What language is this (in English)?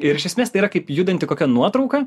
Lithuanian